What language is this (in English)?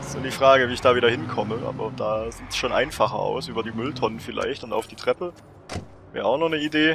German